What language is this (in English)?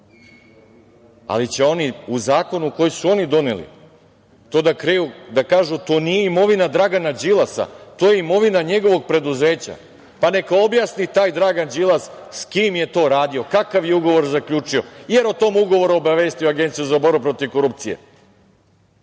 Serbian